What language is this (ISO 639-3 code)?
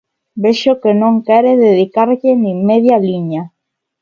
glg